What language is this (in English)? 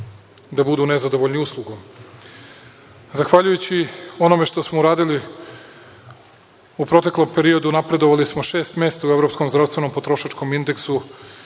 Serbian